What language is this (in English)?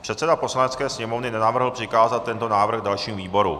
Czech